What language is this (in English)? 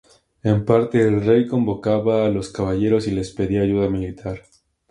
Spanish